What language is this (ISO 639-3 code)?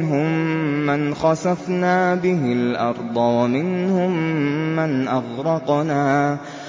ara